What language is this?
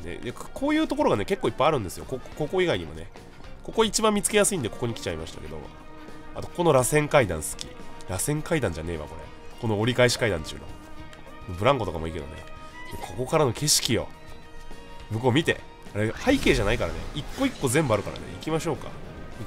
Japanese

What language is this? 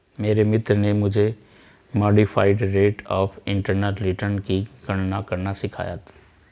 Hindi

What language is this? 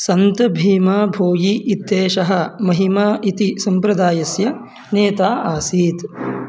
Sanskrit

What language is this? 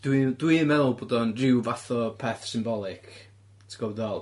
Welsh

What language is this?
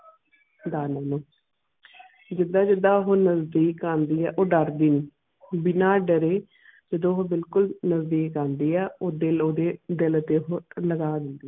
Punjabi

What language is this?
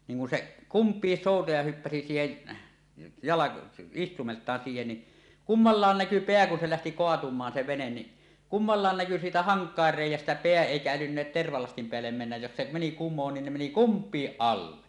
Finnish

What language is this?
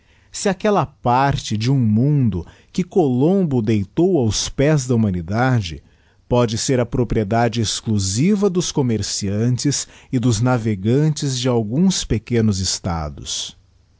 Portuguese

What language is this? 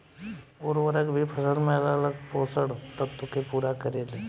Bhojpuri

